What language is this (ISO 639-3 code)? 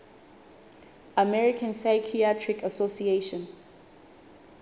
sot